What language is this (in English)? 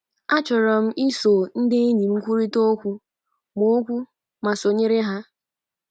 Igbo